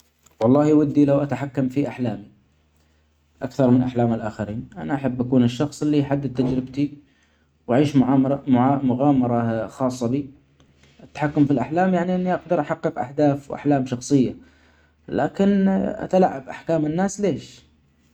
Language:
Omani Arabic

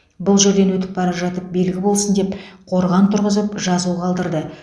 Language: Kazakh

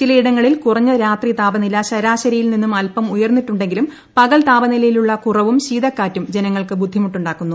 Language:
Malayalam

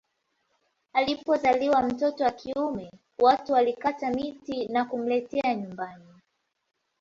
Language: Swahili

